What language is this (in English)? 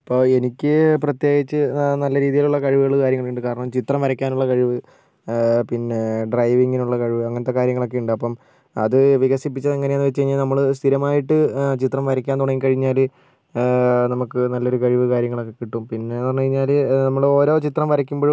Malayalam